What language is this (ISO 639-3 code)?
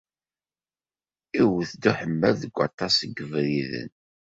kab